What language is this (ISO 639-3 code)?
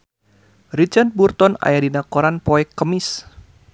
sun